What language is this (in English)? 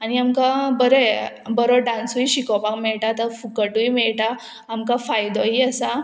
Konkani